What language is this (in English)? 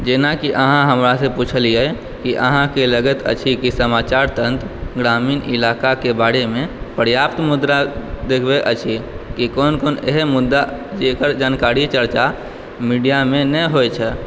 Maithili